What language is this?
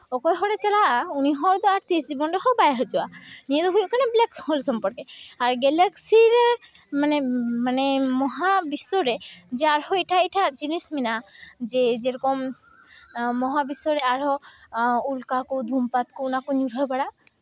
Santali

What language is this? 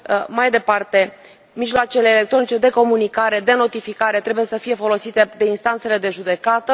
Romanian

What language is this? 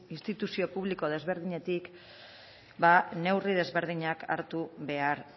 Basque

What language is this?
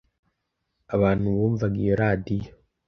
Kinyarwanda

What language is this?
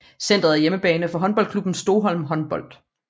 Danish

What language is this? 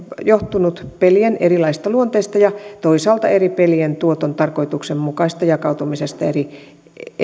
Finnish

